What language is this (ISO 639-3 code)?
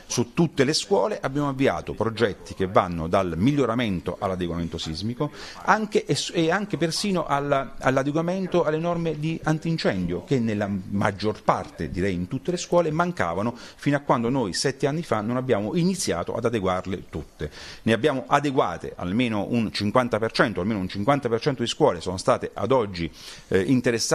ita